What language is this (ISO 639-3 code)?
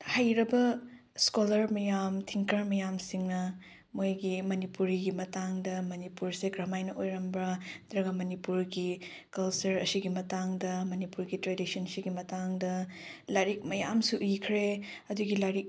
mni